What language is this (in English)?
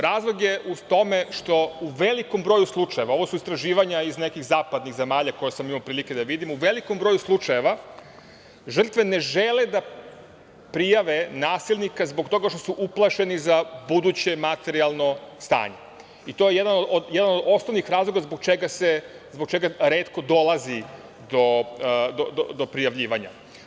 Serbian